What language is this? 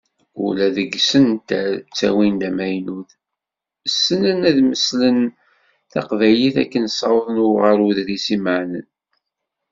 Kabyle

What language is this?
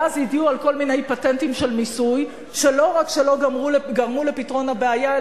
Hebrew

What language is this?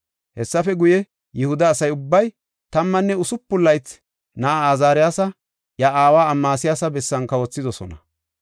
Gofa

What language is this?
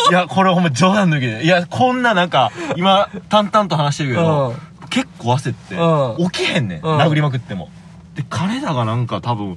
Japanese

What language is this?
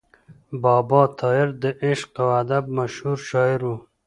Pashto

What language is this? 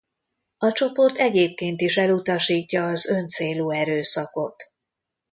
Hungarian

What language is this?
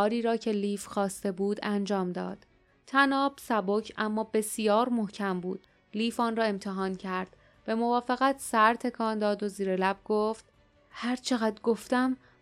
Persian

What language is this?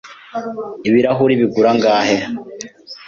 Kinyarwanda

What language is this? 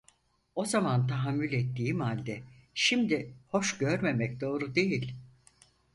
Turkish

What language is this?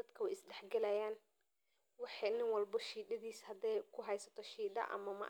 Somali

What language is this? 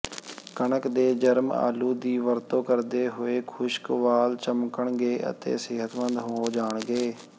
Punjabi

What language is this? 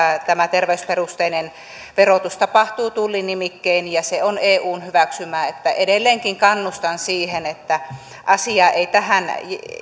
Finnish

